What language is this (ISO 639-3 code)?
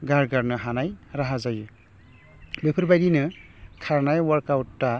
brx